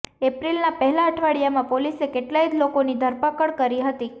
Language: Gujarati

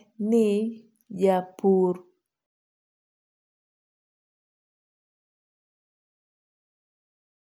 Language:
Luo (Kenya and Tanzania)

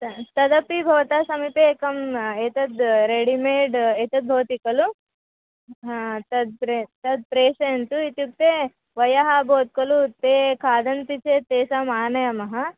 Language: Sanskrit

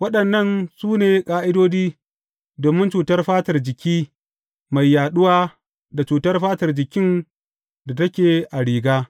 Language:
Hausa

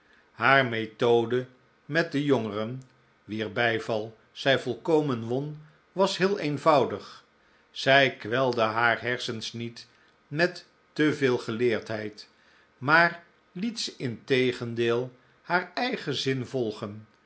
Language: Dutch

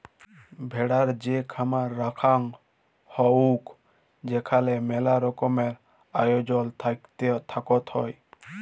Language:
Bangla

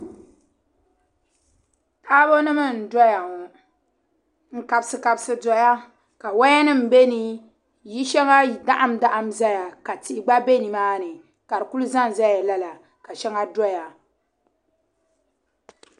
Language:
Dagbani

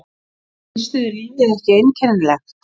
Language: Icelandic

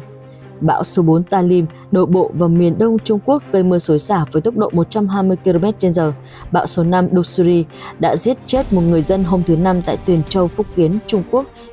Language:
Vietnamese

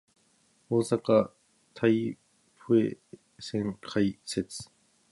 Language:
Japanese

